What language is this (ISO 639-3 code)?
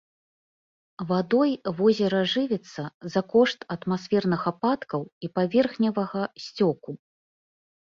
bel